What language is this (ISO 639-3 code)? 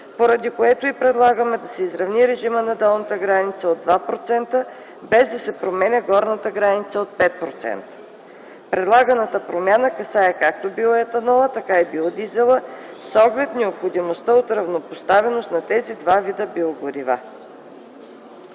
bul